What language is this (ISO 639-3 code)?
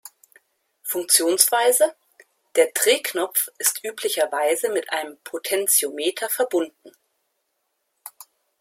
deu